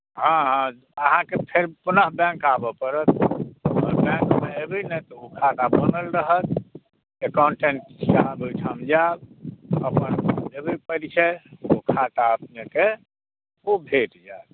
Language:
Maithili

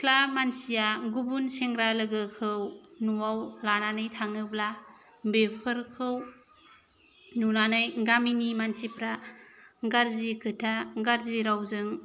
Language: Bodo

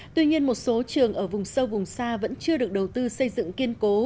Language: Vietnamese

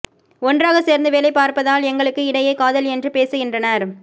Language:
Tamil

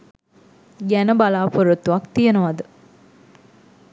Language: Sinhala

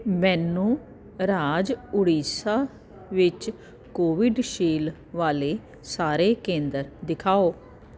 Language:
Punjabi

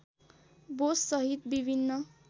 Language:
Nepali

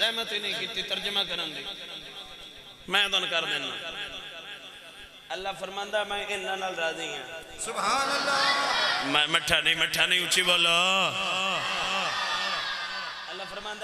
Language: Arabic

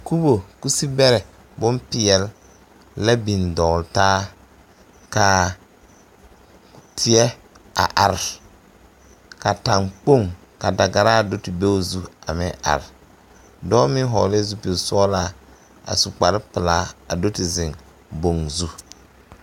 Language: Southern Dagaare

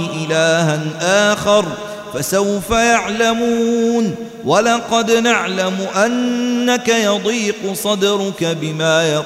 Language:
Arabic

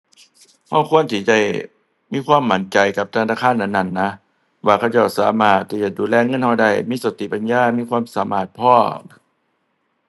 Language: Thai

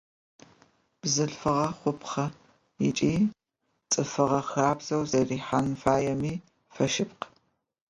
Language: Adyghe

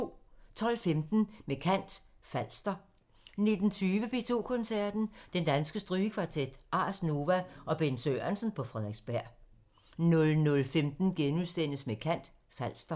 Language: Danish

